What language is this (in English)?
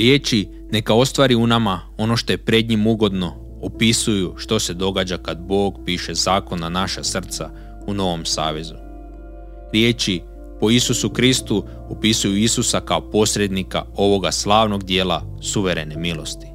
Croatian